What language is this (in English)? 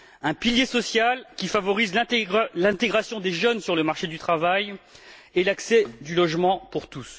French